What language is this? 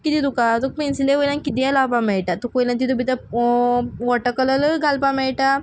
Konkani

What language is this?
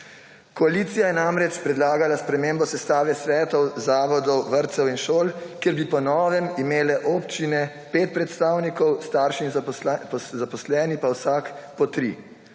Slovenian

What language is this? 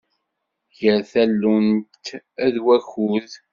Kabyle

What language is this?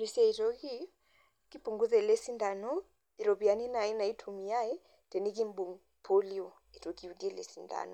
Masai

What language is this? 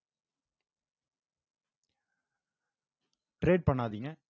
Tamil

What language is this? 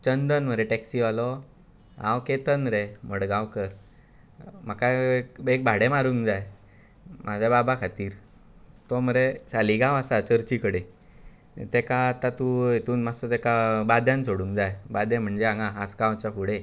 Konkani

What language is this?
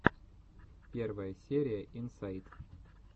Russian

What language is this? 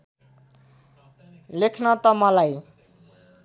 Nepali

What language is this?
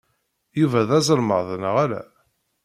Kabyle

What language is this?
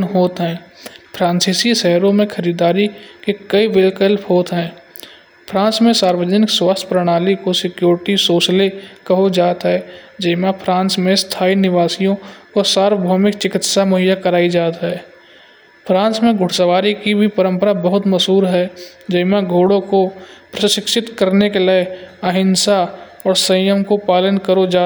Kanauji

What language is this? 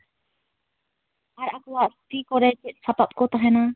Santali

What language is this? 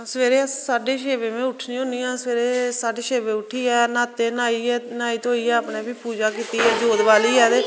Dogri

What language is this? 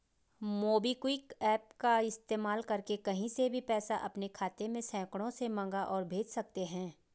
Hindi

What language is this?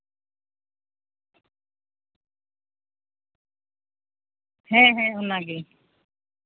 Santali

